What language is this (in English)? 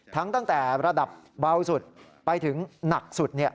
Thai